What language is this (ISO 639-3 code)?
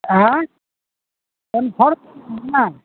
urd